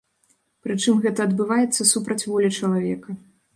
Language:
Belarusian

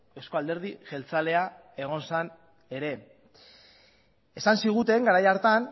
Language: Basque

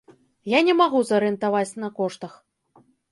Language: Belarusian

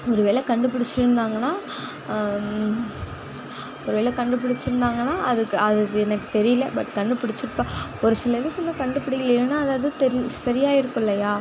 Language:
Tamil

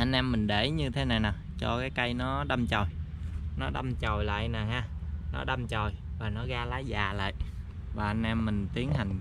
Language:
Vietnamese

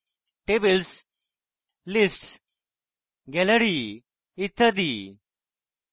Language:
Bangla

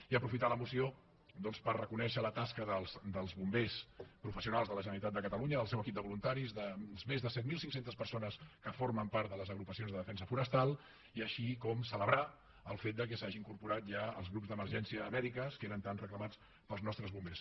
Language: Catalan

